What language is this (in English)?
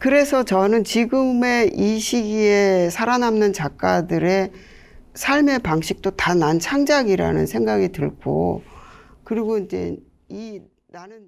Korean